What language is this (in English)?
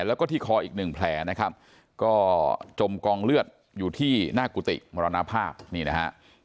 Thai